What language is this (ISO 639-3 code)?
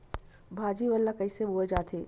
hne